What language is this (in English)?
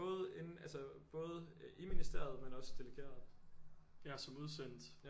Danish